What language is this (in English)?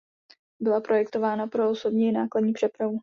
Czech